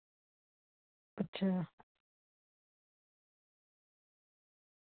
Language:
Dogri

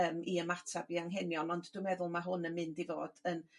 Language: Welsh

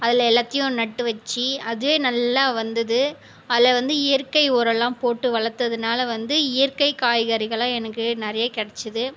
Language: Tamil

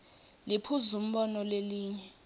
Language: Swati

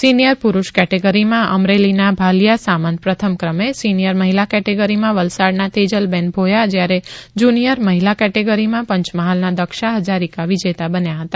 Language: Gujarati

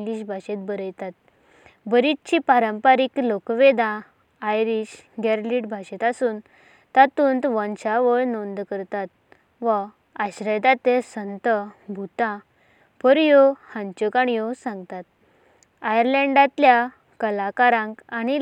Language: Konkani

